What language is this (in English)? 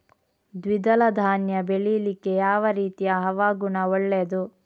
Kannada